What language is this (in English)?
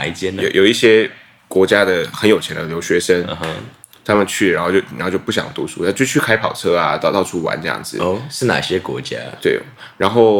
Chinese